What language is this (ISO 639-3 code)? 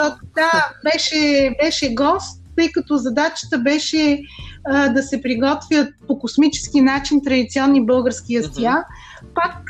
bul